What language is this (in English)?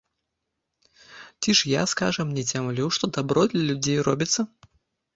Belarusian